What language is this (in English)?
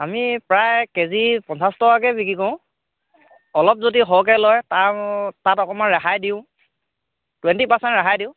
Assamese